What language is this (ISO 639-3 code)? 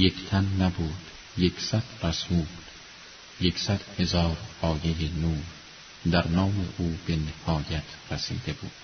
fas